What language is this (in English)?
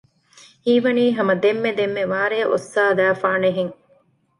Divehi